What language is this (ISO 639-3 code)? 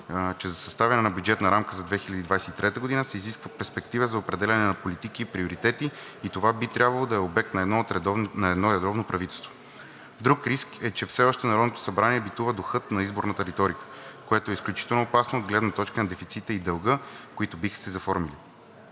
bul